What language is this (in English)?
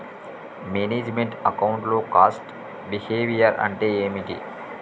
Telugu